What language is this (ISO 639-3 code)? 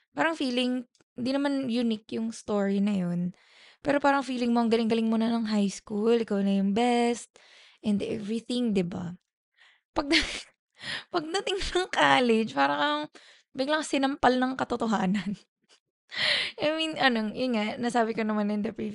fil